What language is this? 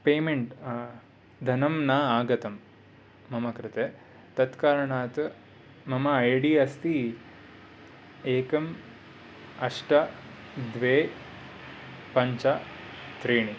Sanskrit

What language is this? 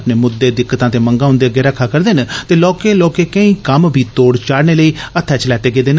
Dogri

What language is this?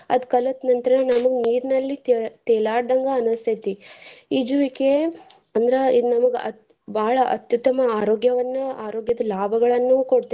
Kannada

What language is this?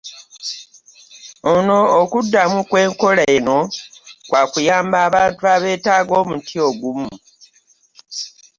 Ganda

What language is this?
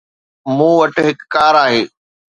Sindhi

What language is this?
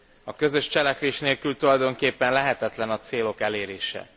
Hungarian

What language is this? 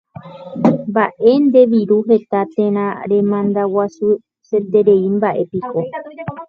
Guarani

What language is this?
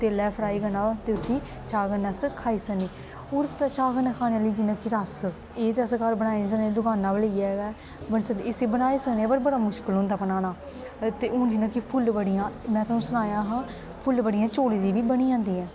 Dogri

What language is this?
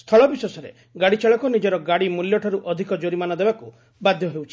Odia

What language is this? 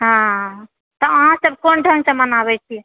Maithili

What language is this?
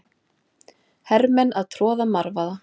Icelandic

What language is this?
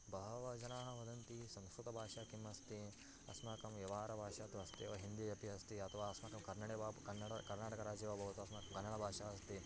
Sanskrit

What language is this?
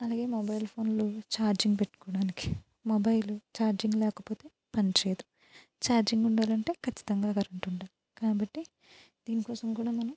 Telugu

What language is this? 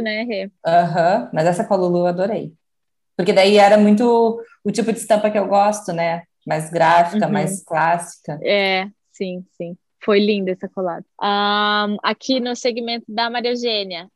Portuguese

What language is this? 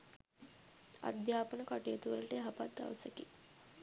Sinhala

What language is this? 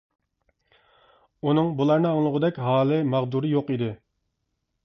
Uyghur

